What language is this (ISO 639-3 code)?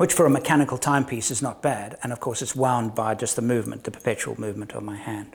eng